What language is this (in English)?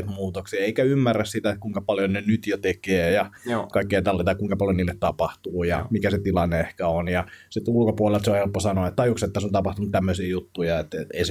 Finnish